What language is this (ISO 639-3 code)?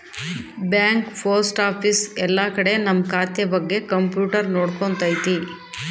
kan